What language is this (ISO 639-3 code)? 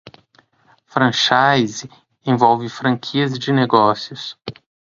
por